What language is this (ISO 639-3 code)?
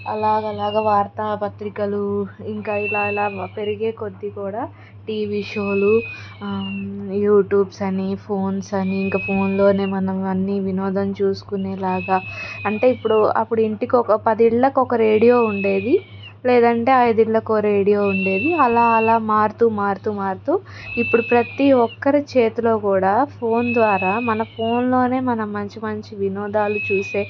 tel